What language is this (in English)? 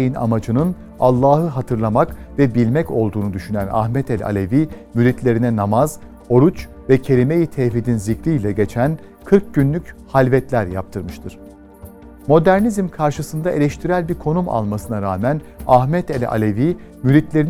Turkish